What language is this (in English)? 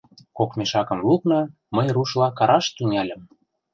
Mari